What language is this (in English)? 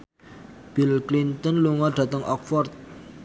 Javanese